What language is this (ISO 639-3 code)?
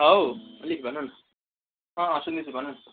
nep